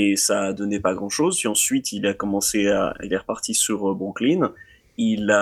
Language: French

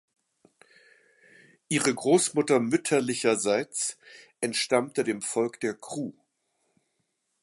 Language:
German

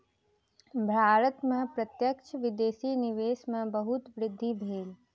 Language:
Maithili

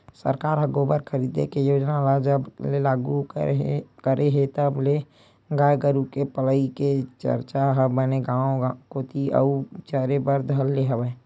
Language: Chhattisgarhi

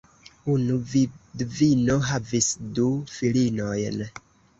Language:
Esperanto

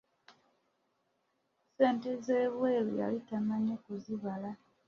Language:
Ganda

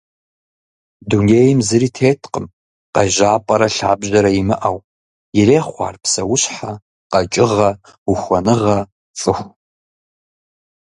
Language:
Kabardian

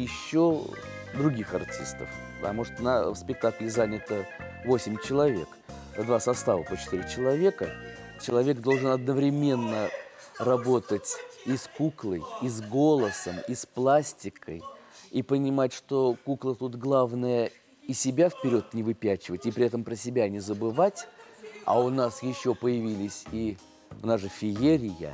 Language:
Russian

